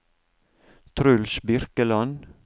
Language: Norwegian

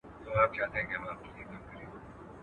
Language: Pashto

